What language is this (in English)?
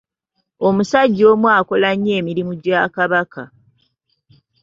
Ganda